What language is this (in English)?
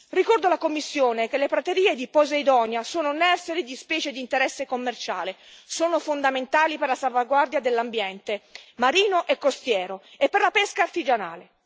Italian